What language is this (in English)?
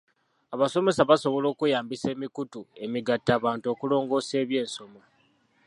Ganda